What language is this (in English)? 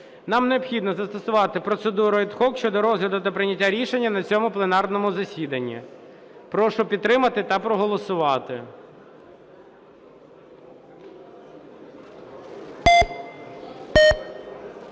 Ukrainian